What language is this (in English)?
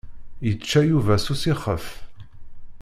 Kabyle